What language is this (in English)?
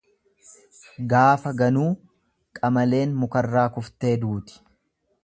Oromo